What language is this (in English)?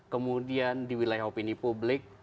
Indonesian